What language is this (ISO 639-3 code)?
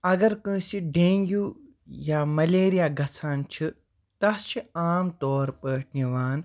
kas